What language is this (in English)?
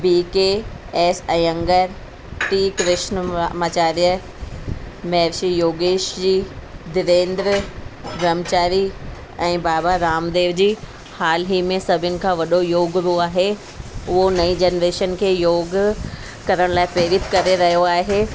Sindhi